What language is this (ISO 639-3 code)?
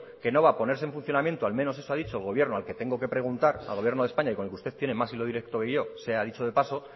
spa